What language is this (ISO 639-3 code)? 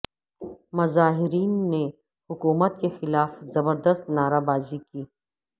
urd